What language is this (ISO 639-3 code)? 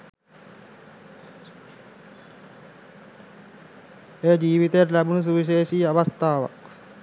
sin